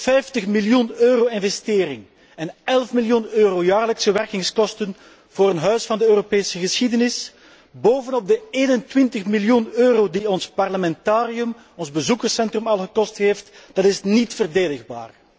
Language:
Dutch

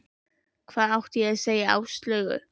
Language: Icelandic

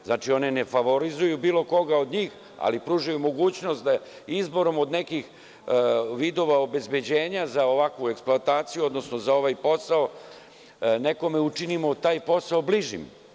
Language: Serbian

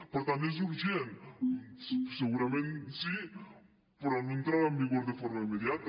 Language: Catalan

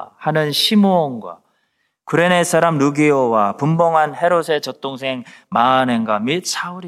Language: Korean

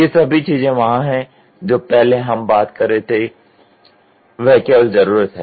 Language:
Hindi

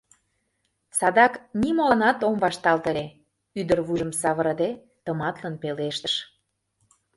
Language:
Mari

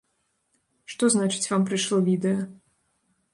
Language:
Belarusian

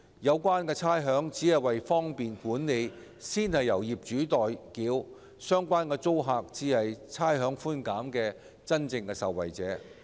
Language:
Cantonese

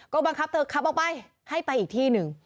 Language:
Thai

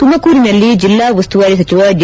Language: Kannada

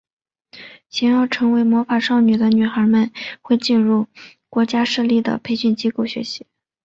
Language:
Chinese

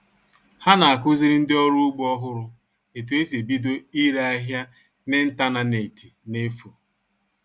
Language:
Igbo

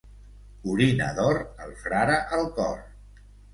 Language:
Catalan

